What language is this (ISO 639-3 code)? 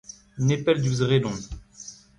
bre